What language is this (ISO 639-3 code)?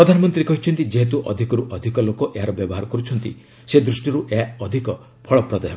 ori